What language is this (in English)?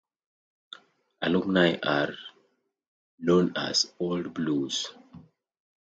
English